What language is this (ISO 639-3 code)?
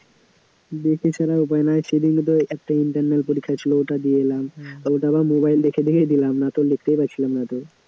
ben